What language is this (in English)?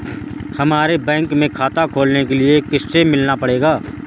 Hindi